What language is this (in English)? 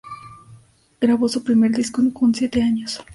Spanish